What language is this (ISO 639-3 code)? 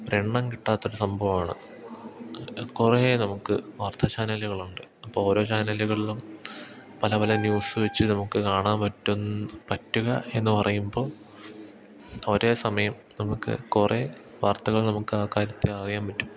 mal